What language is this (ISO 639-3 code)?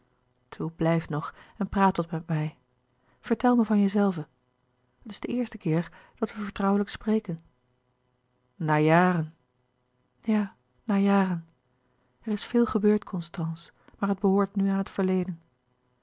nld